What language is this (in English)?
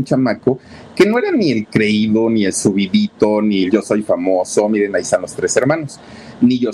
Spanish